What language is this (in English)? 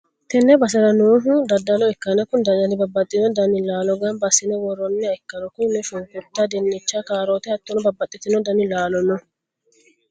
Sidamo